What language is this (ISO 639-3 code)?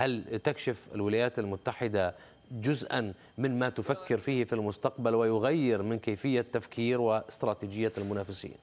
ara